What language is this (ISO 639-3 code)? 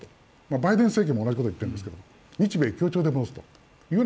jpn